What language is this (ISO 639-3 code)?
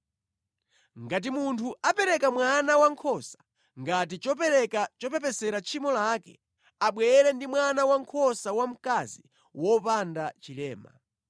nya